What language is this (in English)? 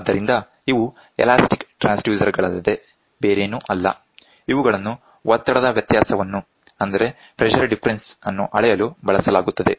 Kannada